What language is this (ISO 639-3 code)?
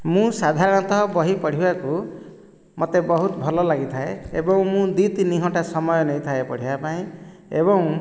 ori